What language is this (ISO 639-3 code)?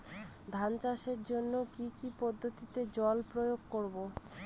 ben